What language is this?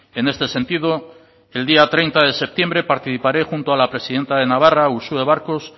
Spanish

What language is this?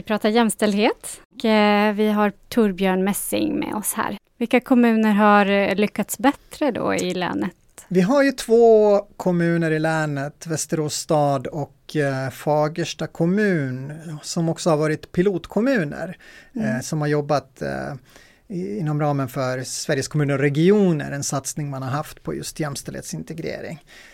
Swedish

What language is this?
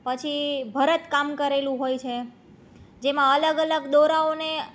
Gujarati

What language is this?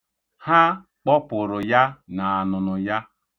Igbo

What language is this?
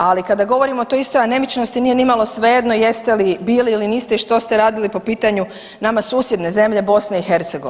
Croatian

